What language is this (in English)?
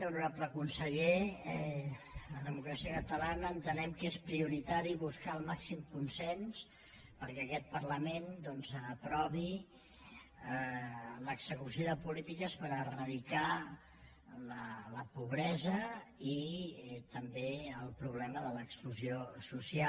Catalan